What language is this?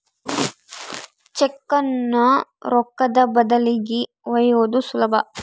Kannada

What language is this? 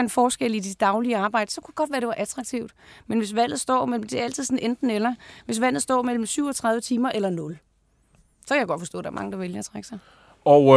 Danish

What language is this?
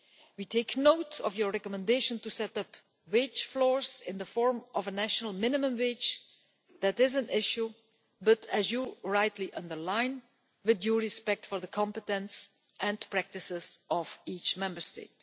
English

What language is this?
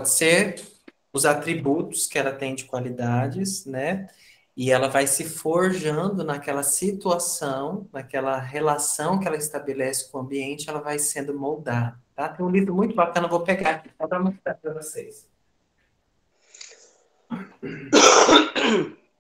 Portuguese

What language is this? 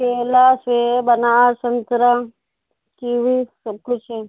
Urdu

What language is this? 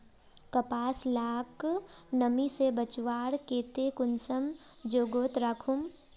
Magahi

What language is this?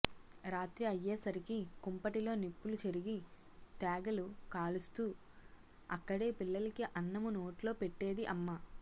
Telugu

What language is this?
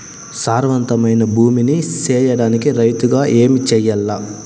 Telugu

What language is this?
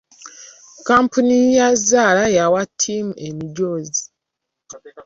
Ganda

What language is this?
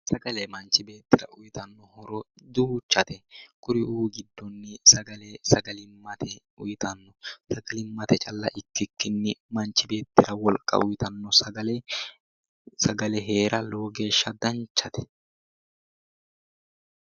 Sidamo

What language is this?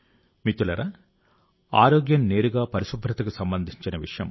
Telugu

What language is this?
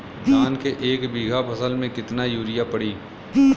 Bhojpuri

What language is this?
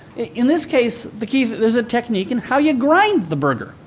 English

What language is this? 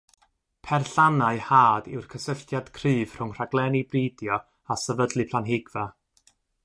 Welsh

